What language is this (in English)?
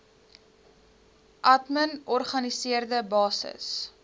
Afrikaans